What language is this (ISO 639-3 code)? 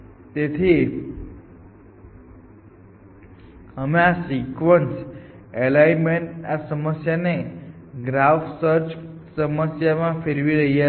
guj